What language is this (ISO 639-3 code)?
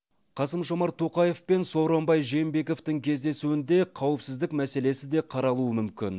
kaz